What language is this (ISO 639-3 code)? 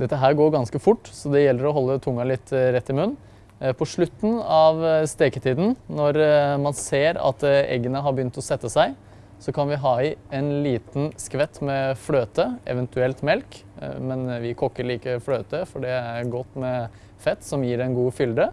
nld